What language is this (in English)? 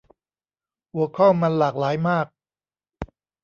Thai